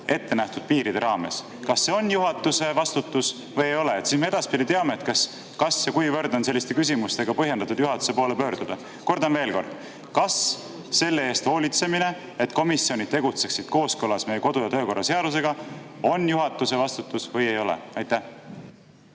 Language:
Estonian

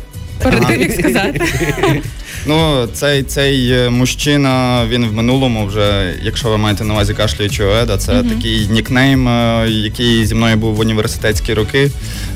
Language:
Ukrainian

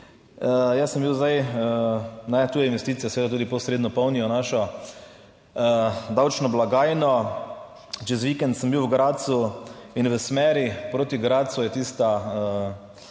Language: Slovenian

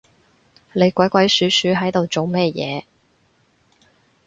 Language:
Cantonese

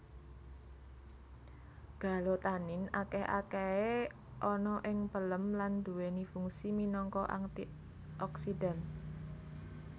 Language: Javanese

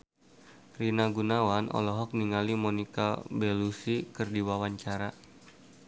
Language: Sundanese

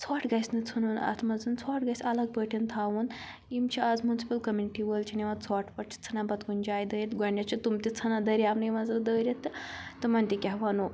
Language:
Kashmiri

